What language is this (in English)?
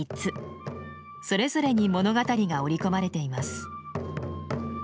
Japanese